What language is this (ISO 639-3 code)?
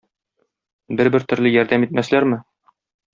tat